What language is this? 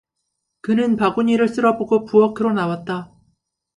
Korean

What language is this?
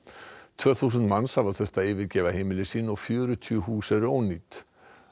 Icelandic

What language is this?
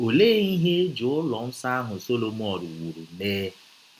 Igbo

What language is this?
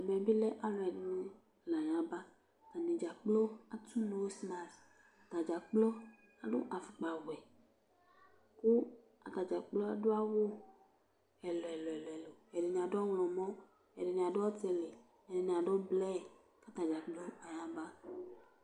Ikposo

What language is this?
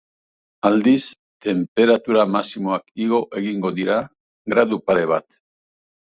Basque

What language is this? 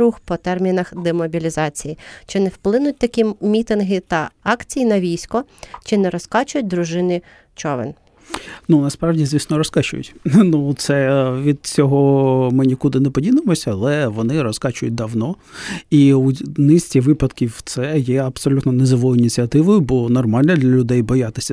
Ukrainian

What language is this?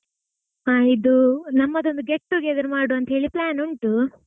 Kannada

